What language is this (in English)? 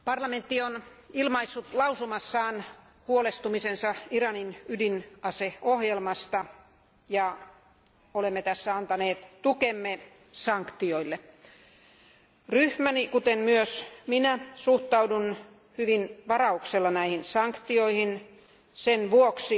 Finnish